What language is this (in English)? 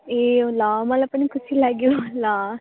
Nepali